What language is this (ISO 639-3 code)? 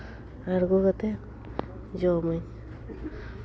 sat